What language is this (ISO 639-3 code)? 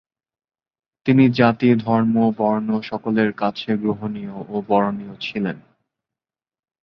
ben